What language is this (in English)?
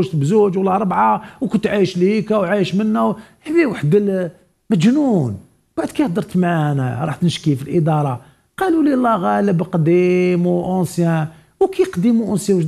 Arabic